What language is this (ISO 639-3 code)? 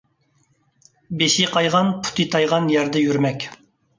uig